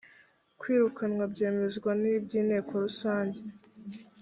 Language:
Kinyarwanda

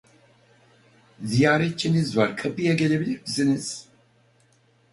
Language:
Turkish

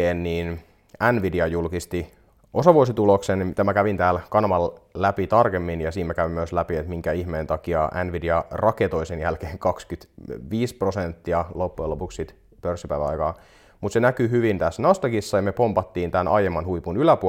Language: Finnish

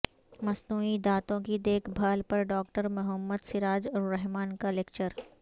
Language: Urdu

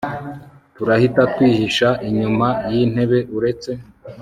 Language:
Kinyarwanda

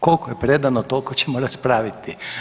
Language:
Croatian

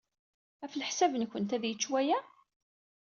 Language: Kabyle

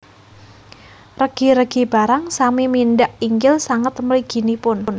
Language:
Javanese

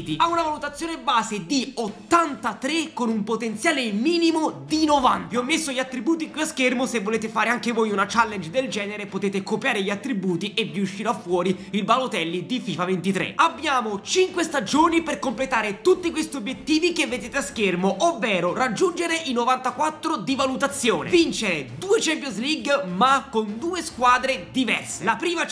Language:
Italian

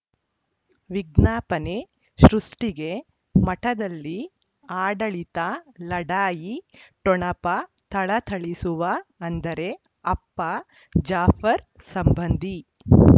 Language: Kannada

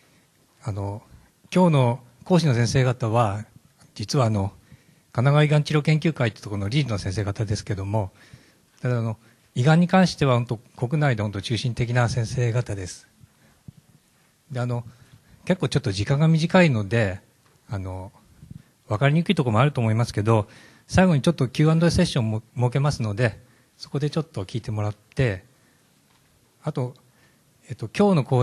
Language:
Japanese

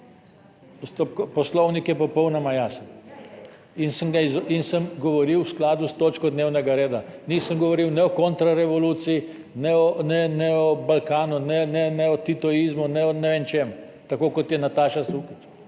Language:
Slovenian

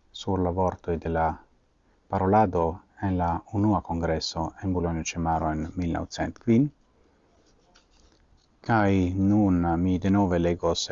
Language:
Italian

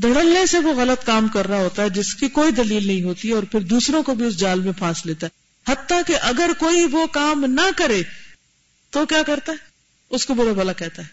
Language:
Urdu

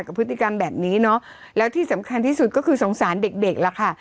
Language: Thai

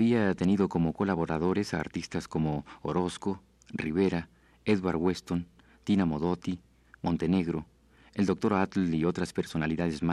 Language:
Spanish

